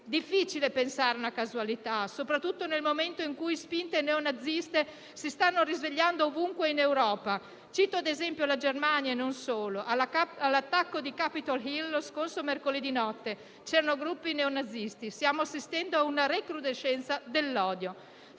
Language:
Italian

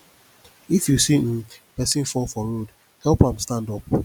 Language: Nigerian Pidgin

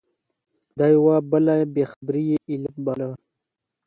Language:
Pashto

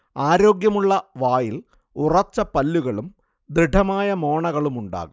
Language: Malayalam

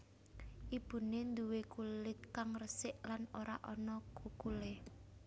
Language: Javanese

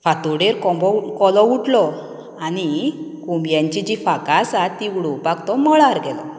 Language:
Konkani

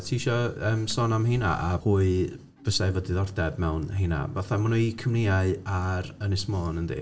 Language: Welsh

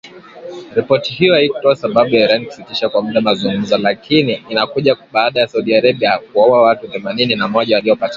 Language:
Swahili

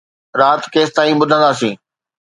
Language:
Sindhi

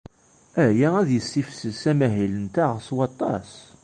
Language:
Kabyle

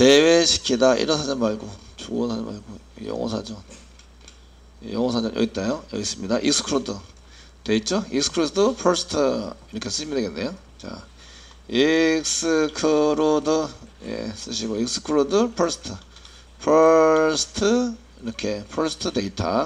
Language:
Korean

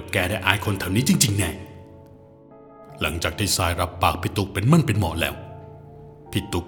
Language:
Thai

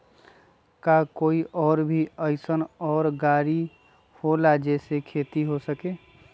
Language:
Magahi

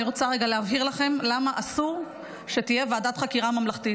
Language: Hebrew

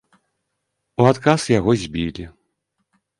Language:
Belarusian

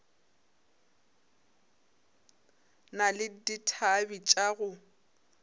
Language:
Northern Sotho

